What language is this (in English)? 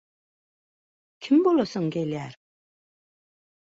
Turkmen